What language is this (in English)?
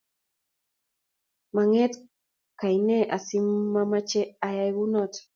Kalenjin